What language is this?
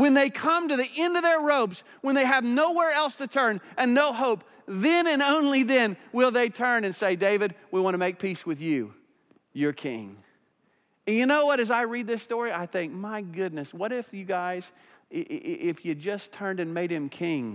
English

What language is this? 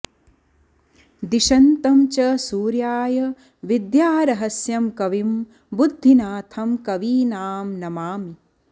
Sanskrit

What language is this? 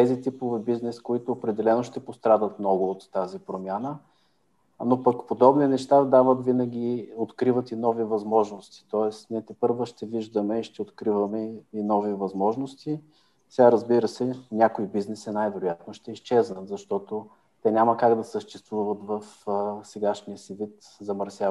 Bulgarian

